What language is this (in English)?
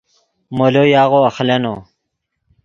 Yidgha